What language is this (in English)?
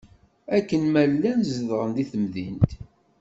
Kabyle